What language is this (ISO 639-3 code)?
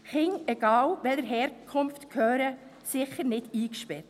gsw